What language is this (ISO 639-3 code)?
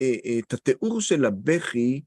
heb